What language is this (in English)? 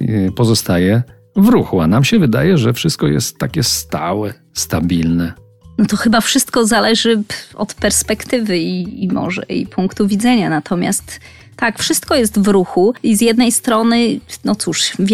Polish